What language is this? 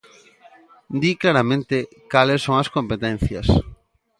Galician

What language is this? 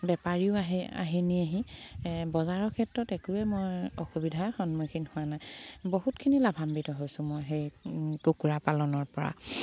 Assamese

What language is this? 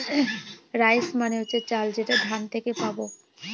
Bangla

